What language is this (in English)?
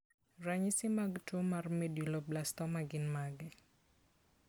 Luo (Kenya and Tanzania)